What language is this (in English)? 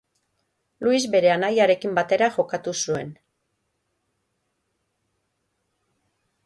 Basque